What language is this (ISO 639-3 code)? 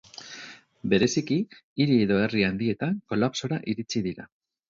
eus